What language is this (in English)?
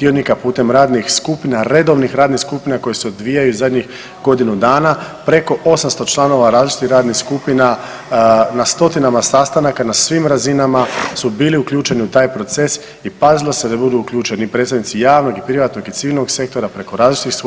Croatian